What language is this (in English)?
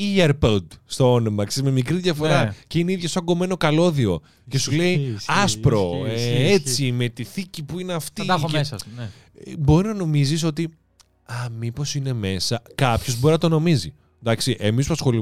Greek